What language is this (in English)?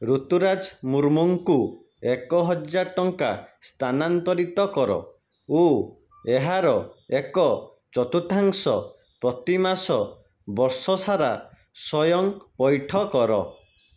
Odia